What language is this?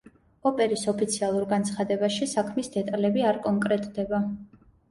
Georgian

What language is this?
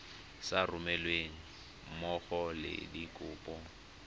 Tswana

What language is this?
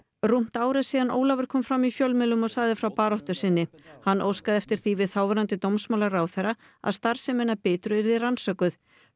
Icelandic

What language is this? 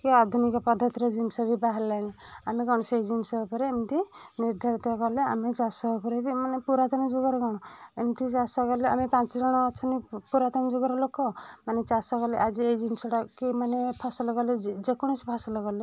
Odia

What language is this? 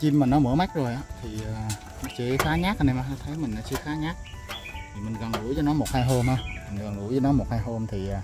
Vietnamese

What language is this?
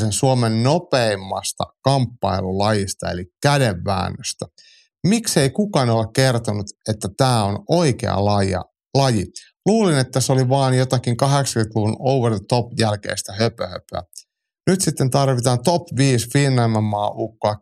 Finnish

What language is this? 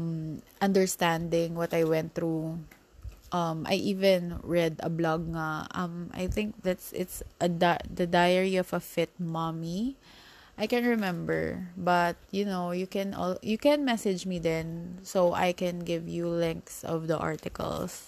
Filipino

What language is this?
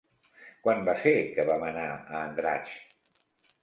Catalan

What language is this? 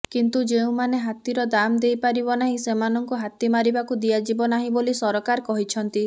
Odia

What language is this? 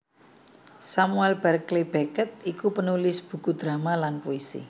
Javanese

